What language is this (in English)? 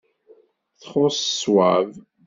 Kabyle